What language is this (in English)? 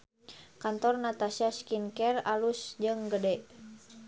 Sundanese